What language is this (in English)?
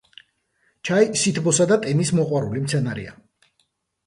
Georgian